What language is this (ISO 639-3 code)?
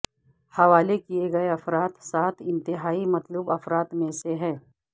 urd